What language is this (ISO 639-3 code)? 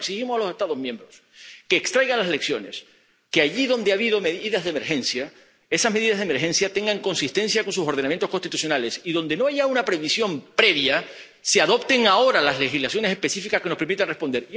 spa